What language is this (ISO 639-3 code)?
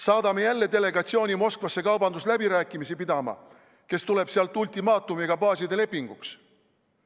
est